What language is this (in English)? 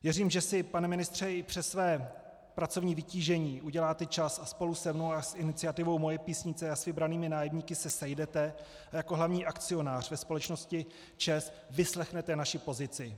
Czech